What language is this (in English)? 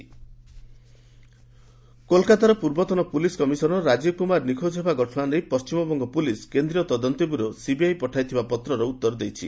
Odia